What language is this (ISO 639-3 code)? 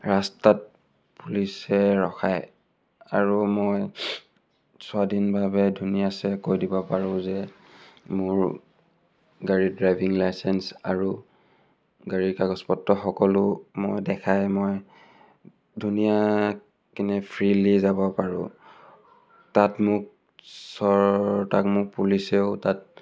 asm